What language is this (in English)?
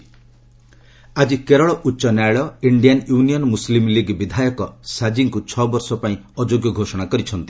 Odia